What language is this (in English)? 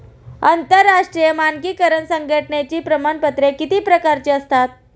Marathi